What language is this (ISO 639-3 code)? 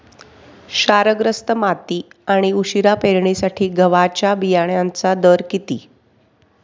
mar